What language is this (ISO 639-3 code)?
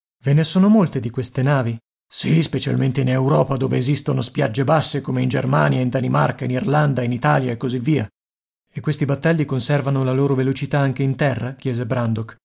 ita